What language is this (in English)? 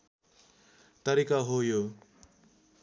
Nepali